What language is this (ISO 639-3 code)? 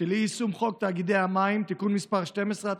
heb